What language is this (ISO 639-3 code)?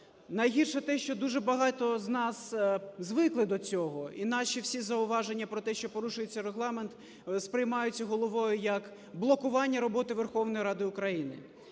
ukr